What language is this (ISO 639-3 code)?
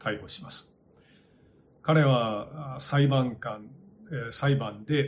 jpn